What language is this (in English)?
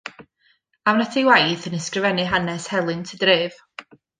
Welsh